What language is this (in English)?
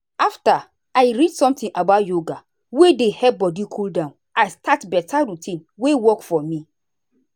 Nigerian Pidgin